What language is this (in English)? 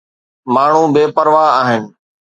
Sindhi